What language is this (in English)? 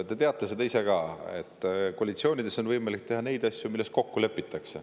Estonian